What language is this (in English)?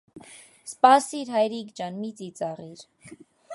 Armenian